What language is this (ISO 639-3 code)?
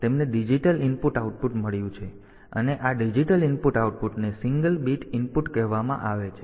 guj